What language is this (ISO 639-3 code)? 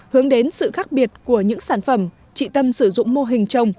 vie